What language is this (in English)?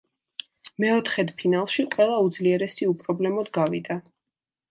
Georgian